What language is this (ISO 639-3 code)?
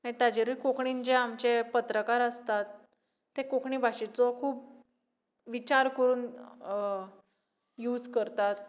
kok